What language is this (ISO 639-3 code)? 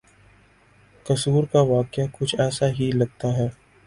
urd